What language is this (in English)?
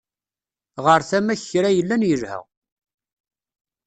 Kabyle